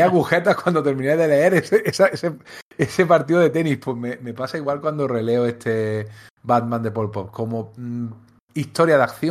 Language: Spanish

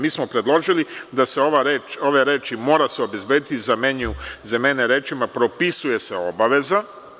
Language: Serbian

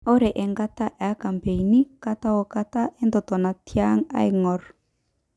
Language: Masai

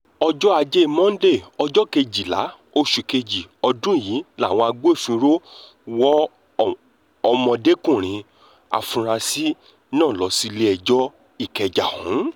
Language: Yoruba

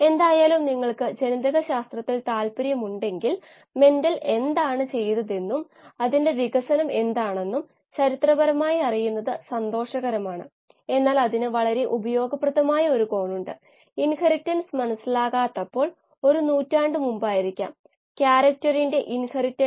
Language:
Malayalam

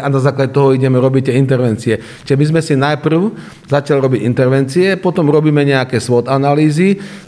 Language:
Slovak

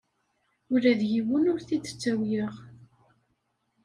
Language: Kabyle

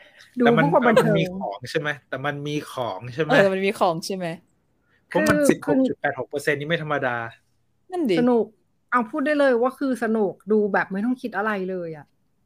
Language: Thai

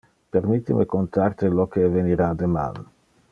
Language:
Interlingua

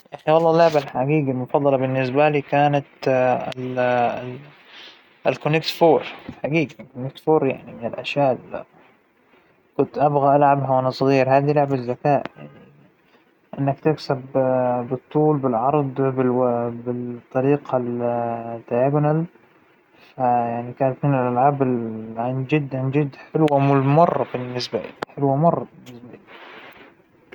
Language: Hijazi Arabic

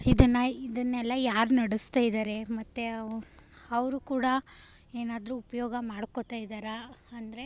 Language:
Kannada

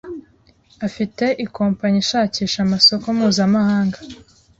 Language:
Kinyarwanda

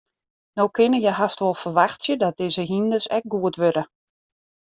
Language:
Western Frisian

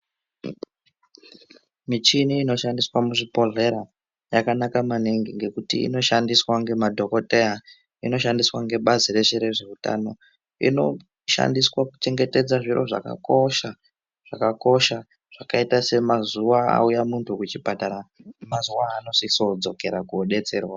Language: Ndau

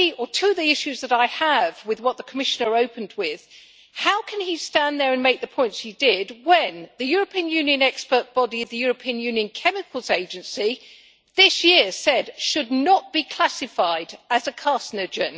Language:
English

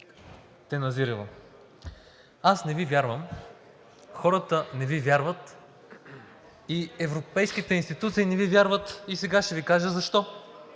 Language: Bulgarian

